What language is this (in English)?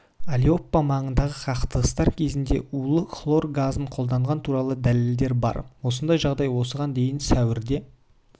Kazakh